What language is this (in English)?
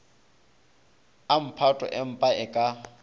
Northern Sotho